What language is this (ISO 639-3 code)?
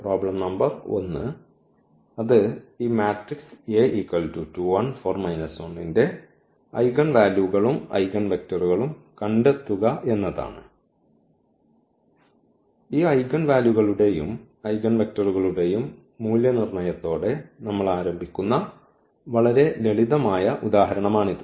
mal